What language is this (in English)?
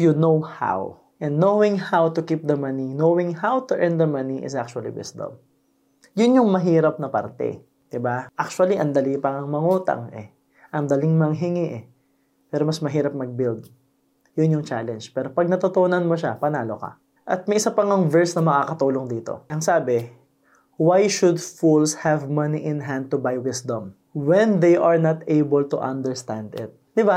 Filipino